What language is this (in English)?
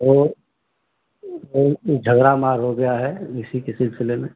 Hindi